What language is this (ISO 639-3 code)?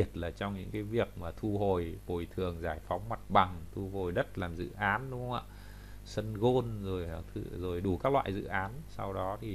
vie